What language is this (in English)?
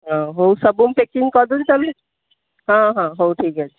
Odia